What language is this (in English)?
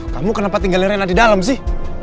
Indonesian